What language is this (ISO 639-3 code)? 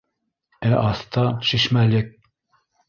bak